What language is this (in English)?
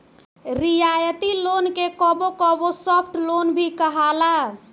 Bhojpuri